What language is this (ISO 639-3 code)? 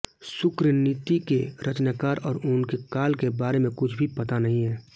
hin